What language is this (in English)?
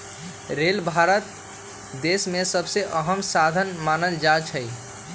Magahi